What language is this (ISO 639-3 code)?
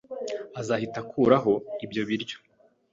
kin